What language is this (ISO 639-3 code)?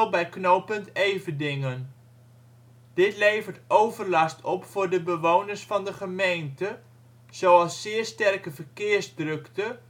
nld